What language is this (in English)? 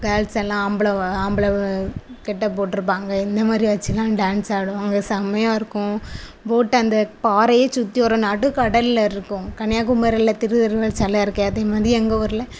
Tamil